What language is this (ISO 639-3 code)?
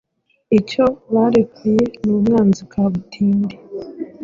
kin